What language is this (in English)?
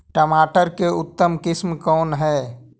Magahi